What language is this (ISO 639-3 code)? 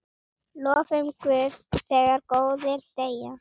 isl